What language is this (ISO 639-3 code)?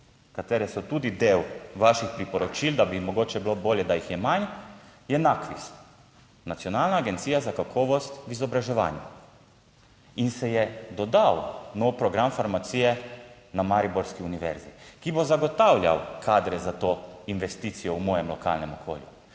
slv